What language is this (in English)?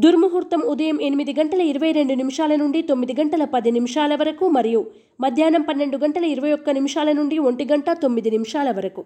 Telugu